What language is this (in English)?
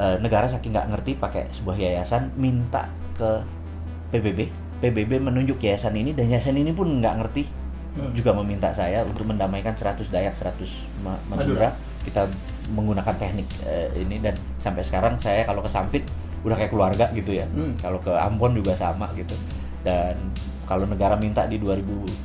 Indonesian